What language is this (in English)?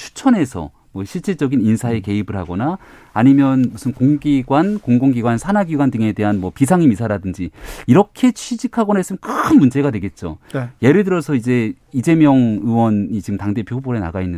Korean